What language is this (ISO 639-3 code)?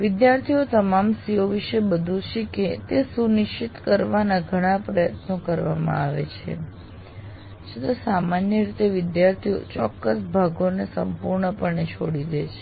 guj